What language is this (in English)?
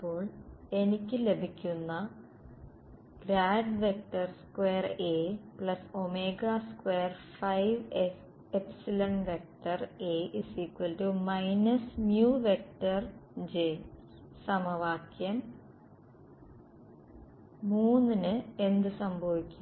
Malayalam